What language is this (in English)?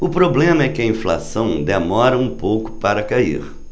Portuguese